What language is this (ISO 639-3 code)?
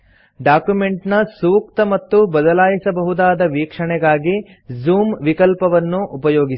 kan